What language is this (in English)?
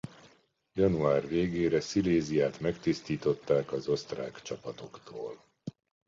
Hungarian